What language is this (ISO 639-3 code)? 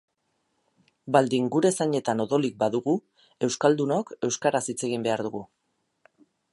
eus